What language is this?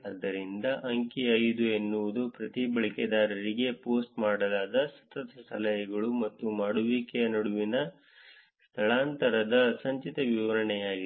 Kannada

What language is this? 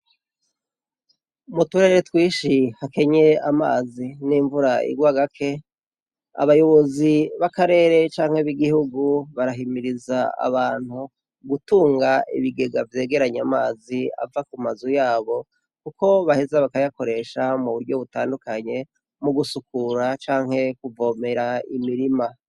Rundi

